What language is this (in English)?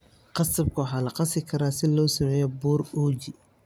Somali